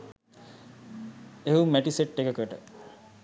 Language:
Sinhala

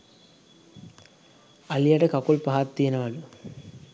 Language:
Sinhala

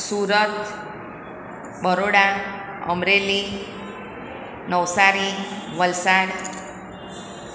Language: Gujarati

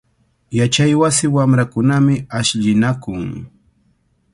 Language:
Cajatambo North Lima Quechua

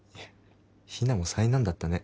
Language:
Japanese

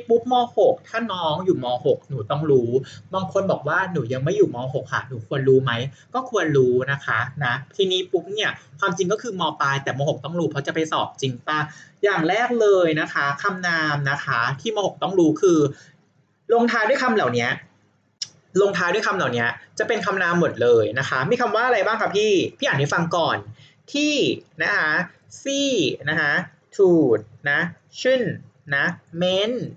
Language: Thai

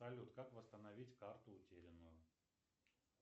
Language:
Russian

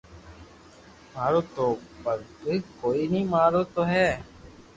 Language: Loarki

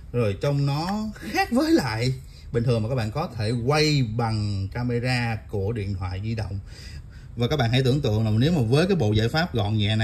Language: Vietnamese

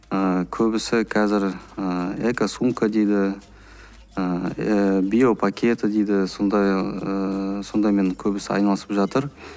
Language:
Kazakh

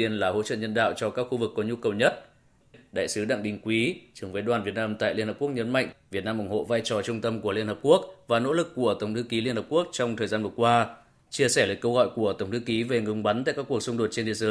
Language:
Vietnamese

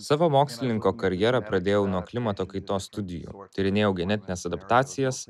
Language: Lithuanian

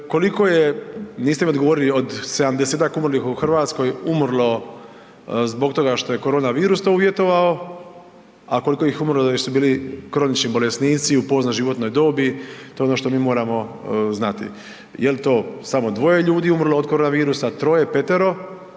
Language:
Croatian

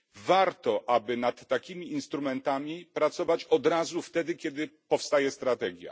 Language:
Polish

